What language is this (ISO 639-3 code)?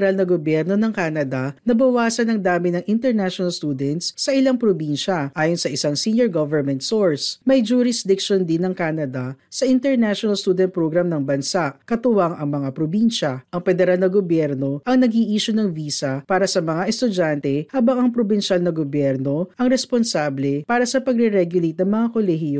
fil